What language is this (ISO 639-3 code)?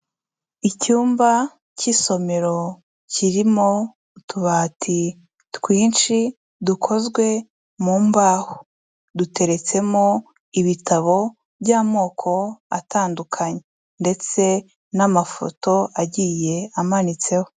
kin